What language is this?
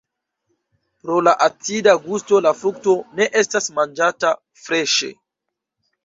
Esperanto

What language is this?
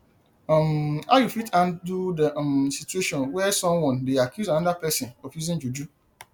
Nigerian Pidgin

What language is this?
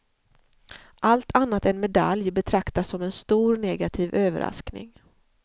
Swedish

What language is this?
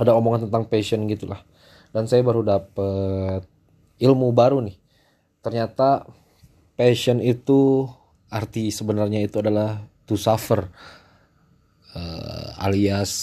Indonesian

